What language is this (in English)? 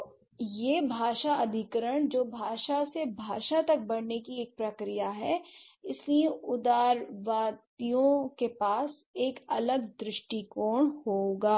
Hindi